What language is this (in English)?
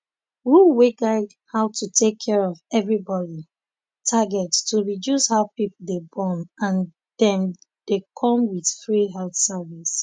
Nigerian Pidgin